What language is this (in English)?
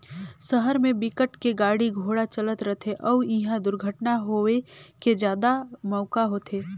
Chhattisgarhi